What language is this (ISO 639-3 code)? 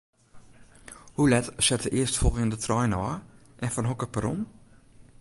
fry